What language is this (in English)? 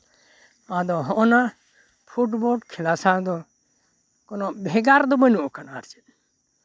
Santali